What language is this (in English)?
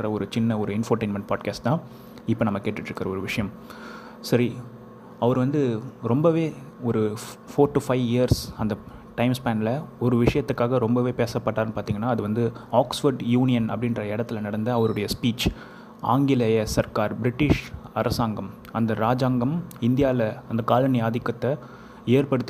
Tamil